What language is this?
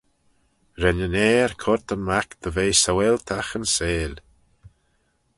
Manx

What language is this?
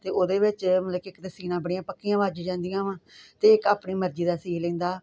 Punjabi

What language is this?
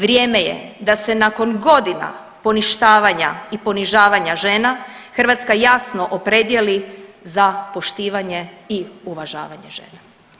Croatian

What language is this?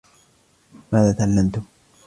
Arabic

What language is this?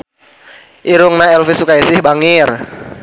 Sundanese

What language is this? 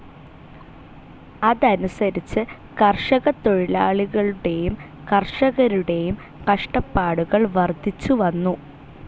Malayalam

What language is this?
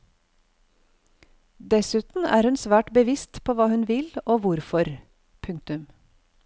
Norwegian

